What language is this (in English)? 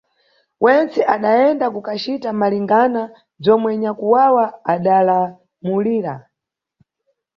Nyungwe